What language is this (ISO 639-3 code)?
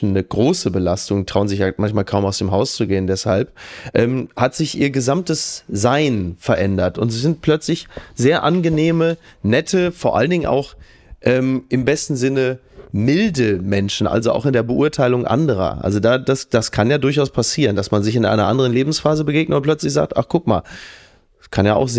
deu